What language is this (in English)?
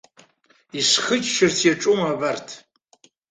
Abkhazian